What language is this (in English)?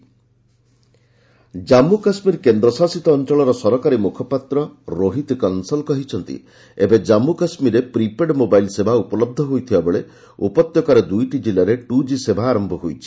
Odia